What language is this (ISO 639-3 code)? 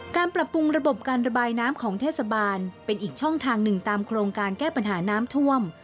tha